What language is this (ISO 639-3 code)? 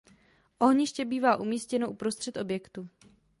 ces